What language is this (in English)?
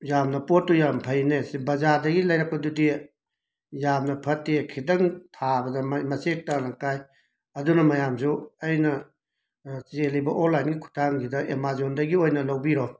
Manipuri